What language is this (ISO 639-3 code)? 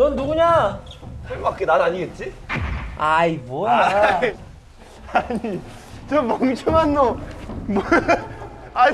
kor